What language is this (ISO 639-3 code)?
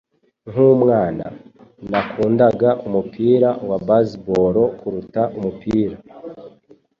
kin